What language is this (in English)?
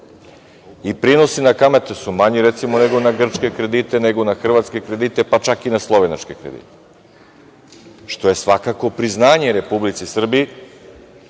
Serbian